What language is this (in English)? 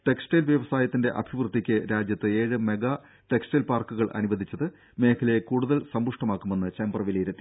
Malayalam